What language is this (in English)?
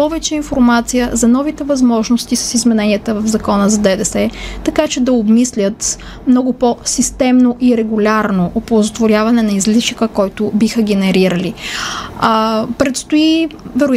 Bulgarian